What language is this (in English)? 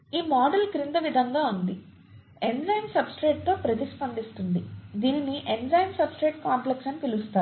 Telugu